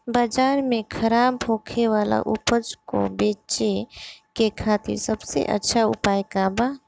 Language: Bhojpuri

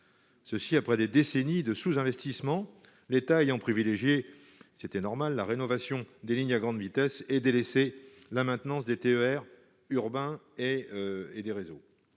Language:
French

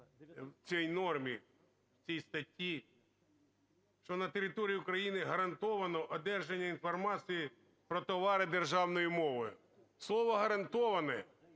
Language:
Ukrainian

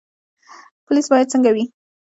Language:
Pashto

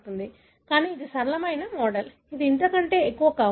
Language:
Telugu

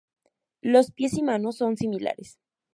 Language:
Spanish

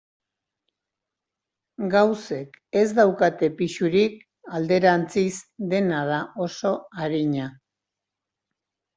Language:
Basque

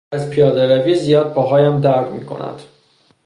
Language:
Persian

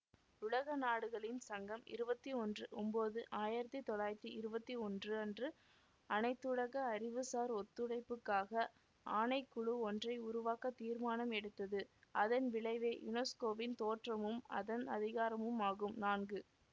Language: Tamil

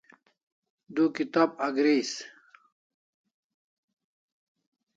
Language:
Kalasha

